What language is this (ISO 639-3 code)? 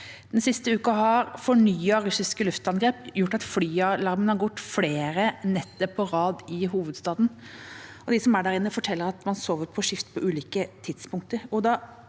nor